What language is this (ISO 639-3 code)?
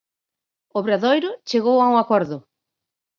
glg